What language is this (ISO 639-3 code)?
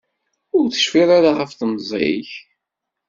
kab